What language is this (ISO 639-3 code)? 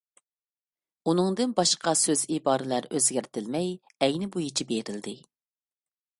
uig